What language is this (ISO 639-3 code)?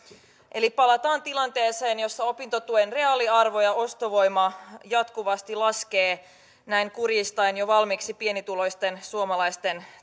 fin